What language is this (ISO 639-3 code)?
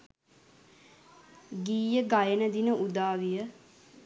sin